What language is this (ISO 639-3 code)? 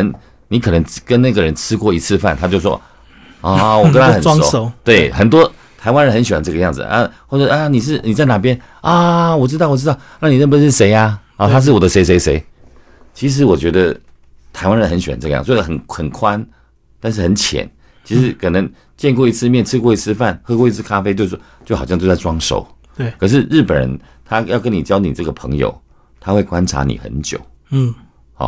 zho